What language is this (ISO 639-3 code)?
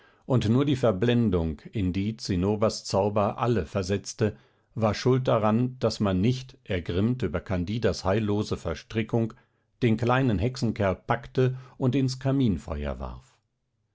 deu